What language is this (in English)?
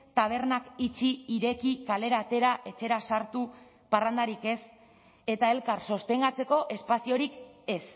Basque